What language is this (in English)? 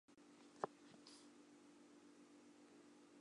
Chinese